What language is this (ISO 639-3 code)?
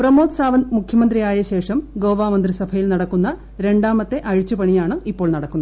mal